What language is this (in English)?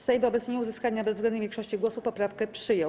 Polish